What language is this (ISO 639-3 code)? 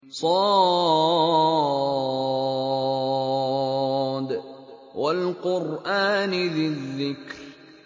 ara